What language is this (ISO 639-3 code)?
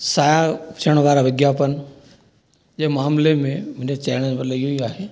snd